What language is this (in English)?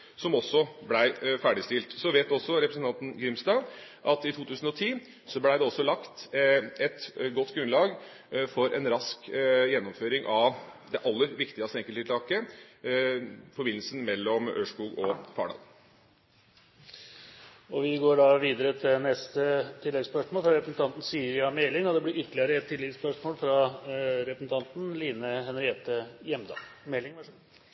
Norwegian